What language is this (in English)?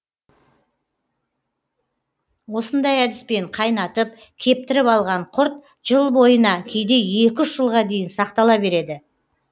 Kazakh